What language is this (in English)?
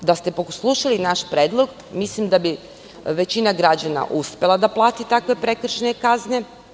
Serbian